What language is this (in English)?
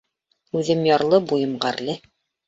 Bashkir